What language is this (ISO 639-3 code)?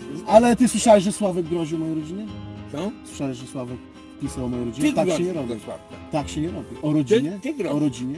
pol